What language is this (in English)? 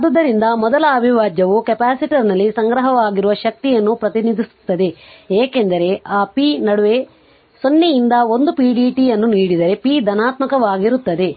Kannada